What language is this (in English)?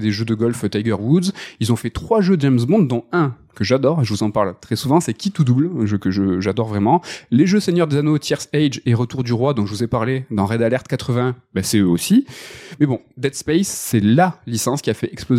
French